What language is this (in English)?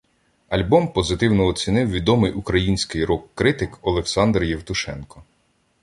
Ukrainian